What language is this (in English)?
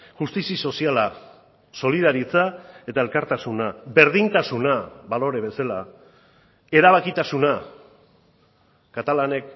Basque